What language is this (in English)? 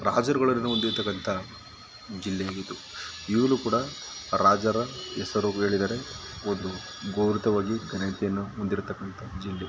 Kannada